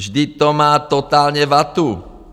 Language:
Czech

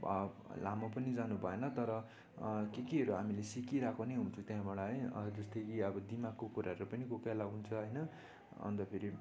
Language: Nepali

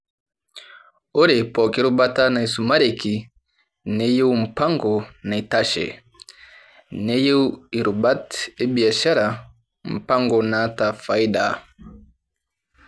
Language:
Masai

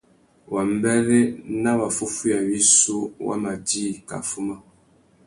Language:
Tuki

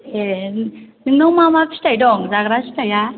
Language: Bodo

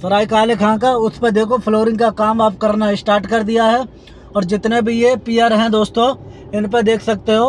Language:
Hindi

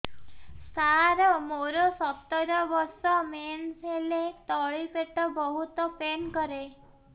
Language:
Odia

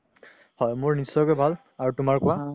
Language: Assamese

